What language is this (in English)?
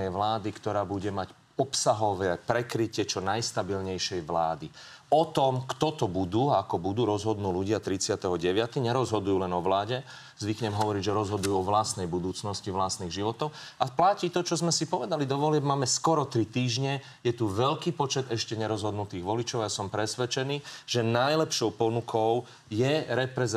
Slovak